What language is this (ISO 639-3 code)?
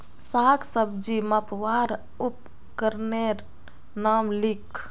mag